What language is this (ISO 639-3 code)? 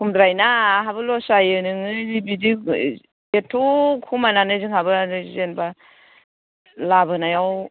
brx